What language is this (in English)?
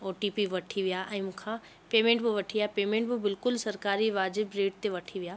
Sindhi